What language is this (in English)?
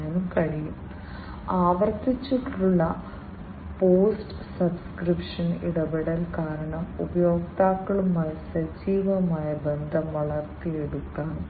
Malayalam